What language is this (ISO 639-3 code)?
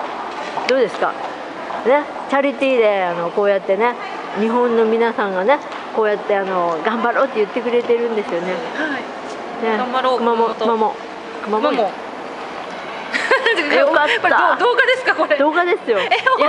jpn